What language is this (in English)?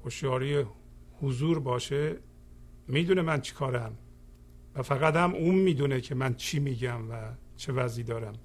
Persian